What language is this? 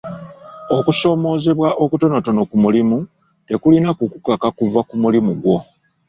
Ganda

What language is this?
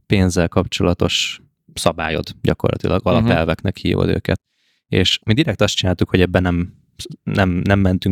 Hungarian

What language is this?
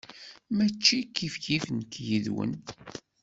Kabyle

